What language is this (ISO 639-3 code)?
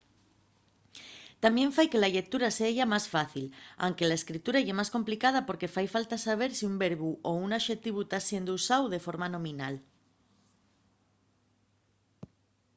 ast